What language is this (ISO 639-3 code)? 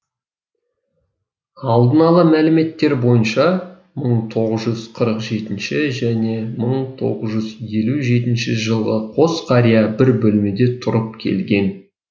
kaz